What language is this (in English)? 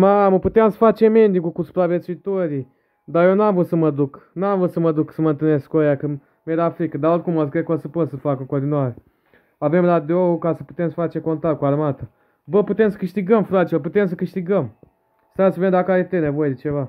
Romanian